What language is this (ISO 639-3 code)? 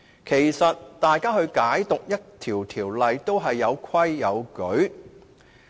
yue